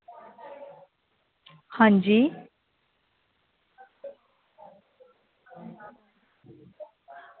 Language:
Dogri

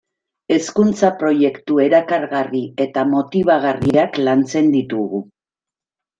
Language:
Basque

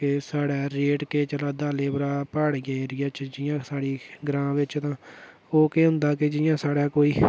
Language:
Dogri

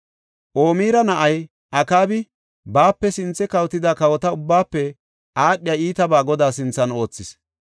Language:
Gofa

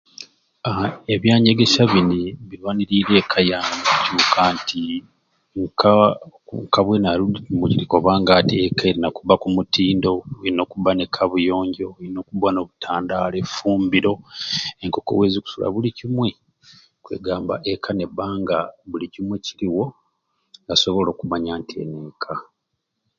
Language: Ruuli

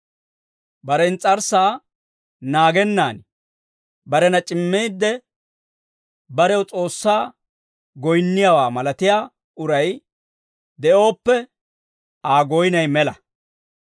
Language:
Dawro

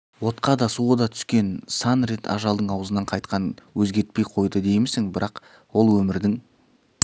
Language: Kazakh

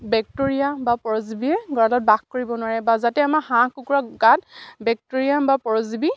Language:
Assamese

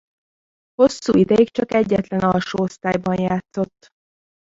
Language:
Hungarian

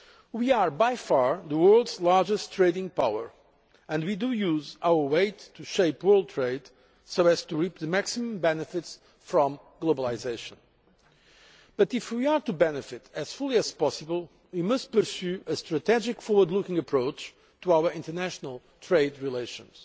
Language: English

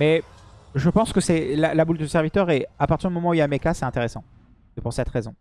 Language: French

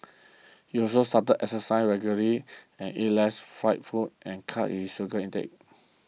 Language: English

